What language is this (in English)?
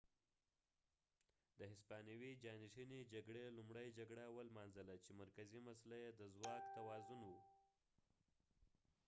Pashto